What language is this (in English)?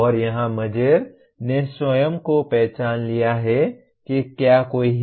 Hindi